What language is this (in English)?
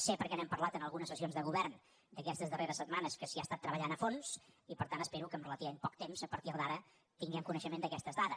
Catalan